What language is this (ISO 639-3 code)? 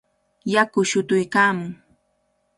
qvl